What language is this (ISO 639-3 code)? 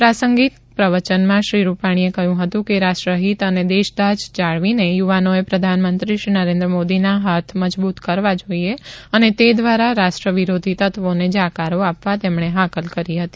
guj